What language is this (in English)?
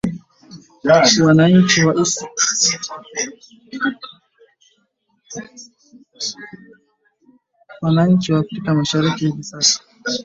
Swahili